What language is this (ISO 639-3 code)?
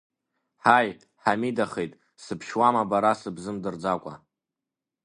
abk